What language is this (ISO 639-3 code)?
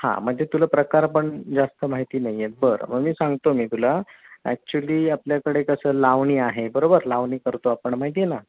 mar